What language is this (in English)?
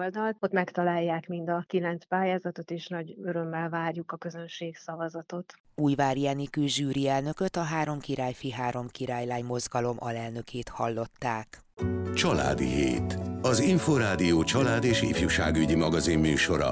Hungarian